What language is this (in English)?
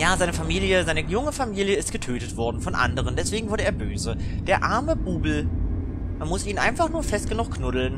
German